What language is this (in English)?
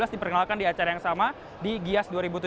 Indonesian